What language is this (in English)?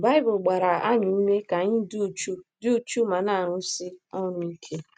Igbo